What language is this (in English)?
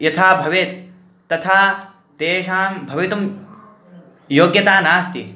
Sanskrit